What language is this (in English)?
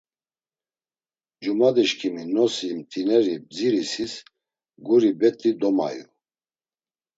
Laz